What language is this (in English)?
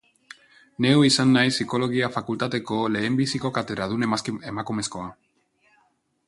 Basque